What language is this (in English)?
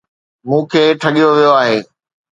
Sindhi